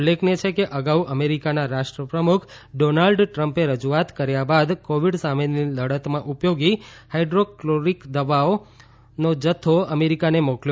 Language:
Gujarati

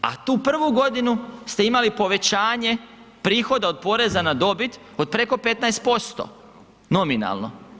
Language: Croatian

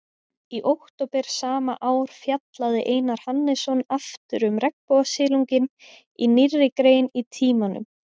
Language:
Icelandic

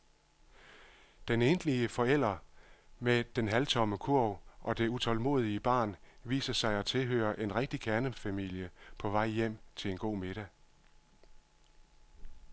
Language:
Danish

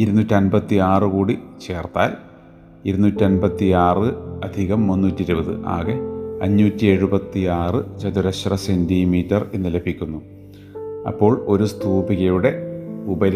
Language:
Malayalam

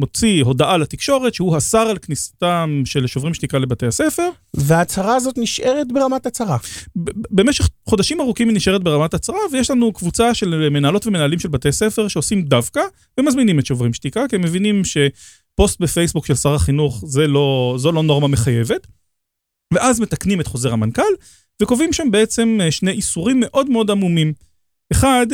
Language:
Hebrew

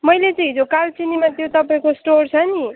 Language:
Nepali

